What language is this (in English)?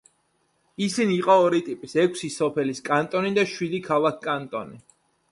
Georgian